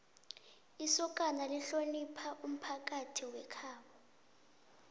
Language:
South Ndebele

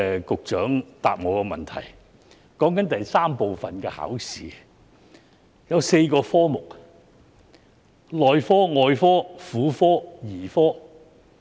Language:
Cantonese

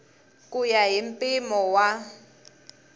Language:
Tsonga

